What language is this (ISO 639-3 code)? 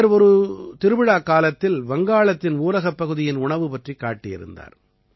tam